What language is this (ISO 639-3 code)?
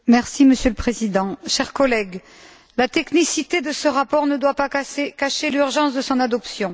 fra